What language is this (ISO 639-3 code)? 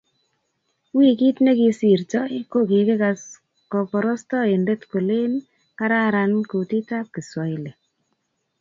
kln